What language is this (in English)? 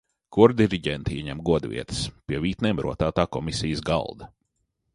Latvian